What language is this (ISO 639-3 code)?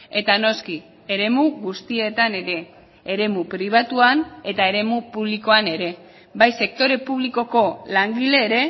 eus